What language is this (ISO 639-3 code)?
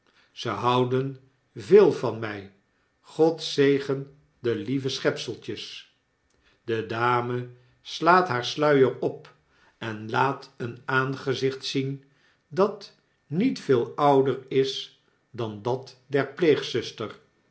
nld